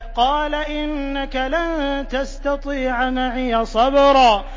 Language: Arabic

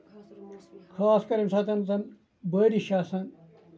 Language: Kashmiri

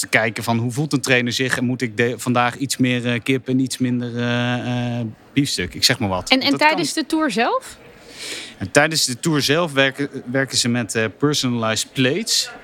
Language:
Dutch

